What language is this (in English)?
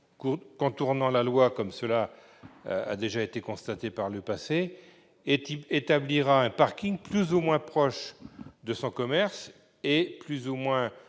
French